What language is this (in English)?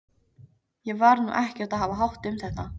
Icelandic